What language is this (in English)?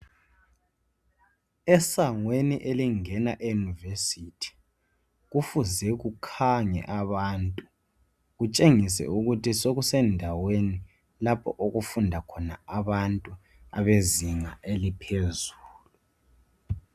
North Ndebele